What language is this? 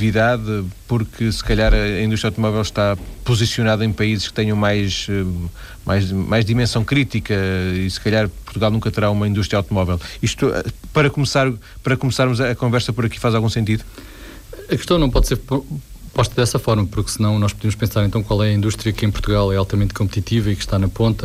Portuguese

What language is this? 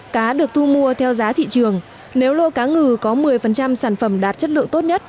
Vietnamese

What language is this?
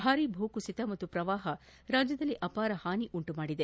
Kannada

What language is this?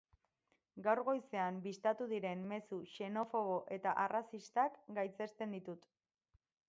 Basque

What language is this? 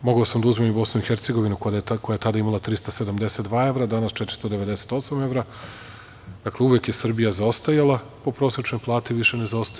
Serbian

